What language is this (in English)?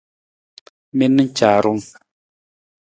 Nawdm